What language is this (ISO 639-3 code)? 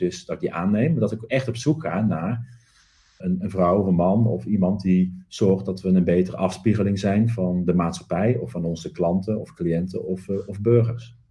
nld